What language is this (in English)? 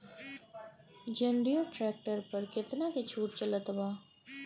Bhojpuri